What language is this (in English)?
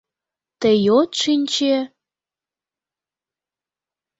Mari